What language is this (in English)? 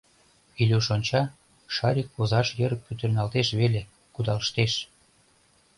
Mari